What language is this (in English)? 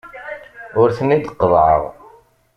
Kabyle